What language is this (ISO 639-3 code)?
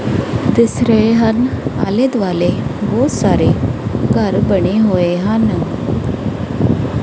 pan